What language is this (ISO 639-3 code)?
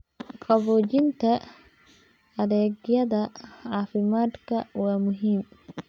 som